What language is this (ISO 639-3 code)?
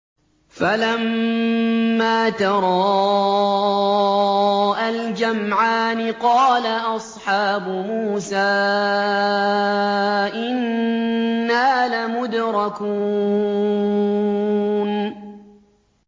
ara